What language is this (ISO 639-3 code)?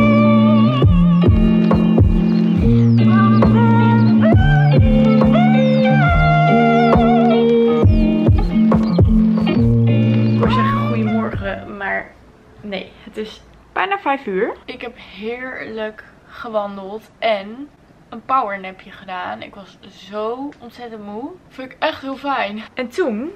nld